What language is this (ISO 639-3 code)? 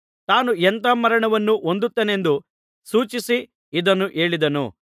kan